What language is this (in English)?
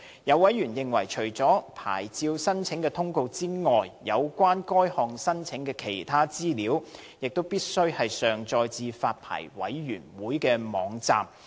Cantonese